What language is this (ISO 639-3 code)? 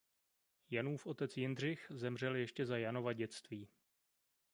ces